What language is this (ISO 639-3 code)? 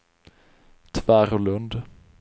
swe